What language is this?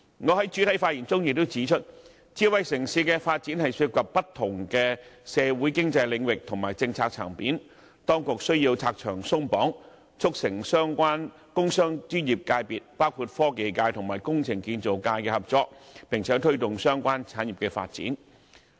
Cantonese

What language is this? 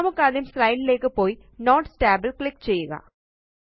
Malayalam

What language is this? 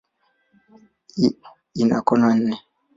Swahili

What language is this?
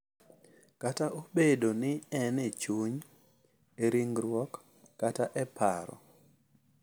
Luo (Kenya and Tanzania)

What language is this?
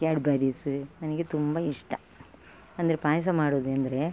Kannada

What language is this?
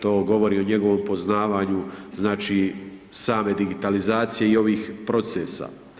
Croatian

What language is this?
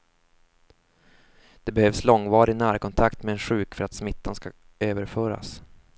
Swedish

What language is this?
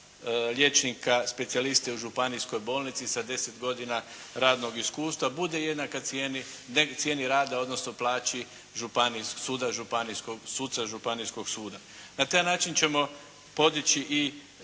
Croatian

